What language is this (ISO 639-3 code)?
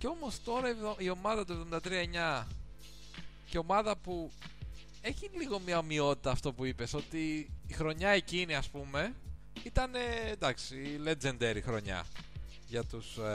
ell